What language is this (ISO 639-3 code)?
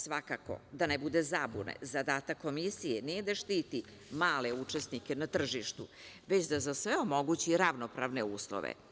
srp